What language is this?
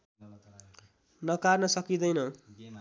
Nepali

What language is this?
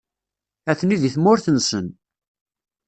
Kabyle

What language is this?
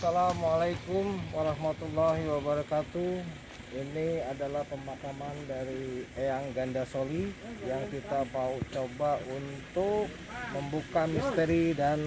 Indonesian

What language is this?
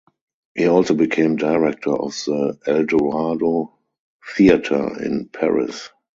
English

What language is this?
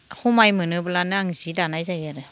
Bodo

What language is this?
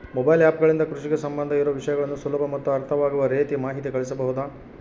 Kannada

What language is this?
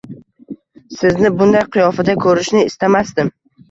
Uzbek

